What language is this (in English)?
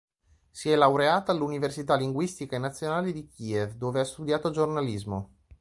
Italian